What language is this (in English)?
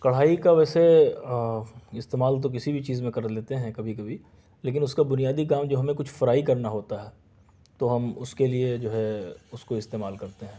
Urdu